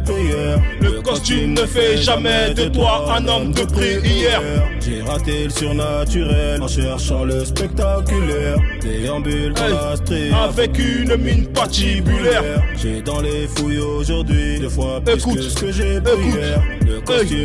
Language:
French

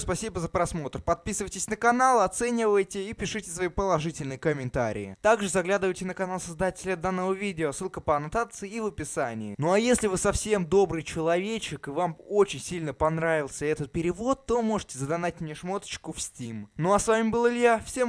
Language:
Russian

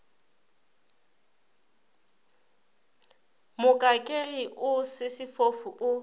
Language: Northern Sotho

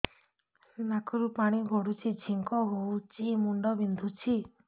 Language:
Odia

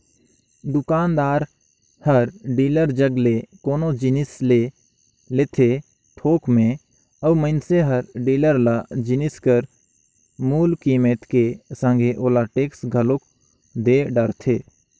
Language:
Chhattisgarhi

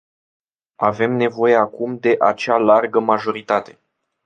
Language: Romanian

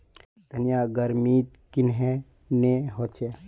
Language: Magahi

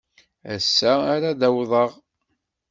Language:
Kabyle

